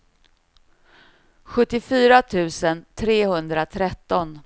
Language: Swedish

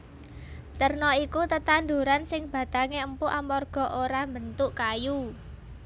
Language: Javanese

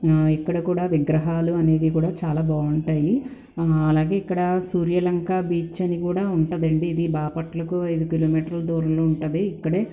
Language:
Telugu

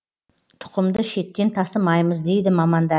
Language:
Kazakh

